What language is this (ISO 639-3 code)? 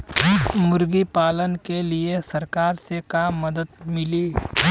bho